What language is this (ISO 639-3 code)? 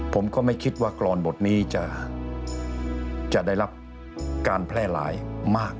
tha